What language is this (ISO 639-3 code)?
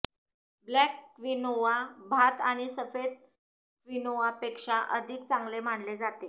mar